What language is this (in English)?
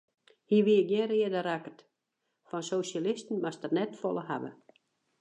Western Frisian